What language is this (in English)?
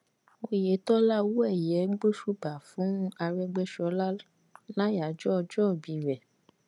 Yoruba